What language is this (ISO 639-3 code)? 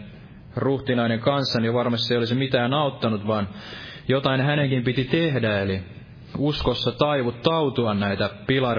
fin